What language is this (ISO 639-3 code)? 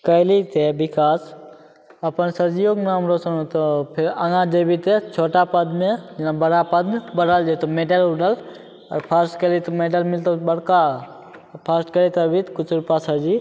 mai